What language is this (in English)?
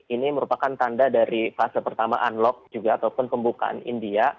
Indonesian